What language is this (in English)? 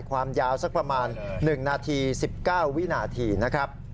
Thai